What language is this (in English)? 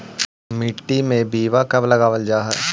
Magahi